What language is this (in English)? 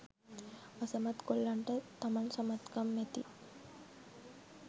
Sinhala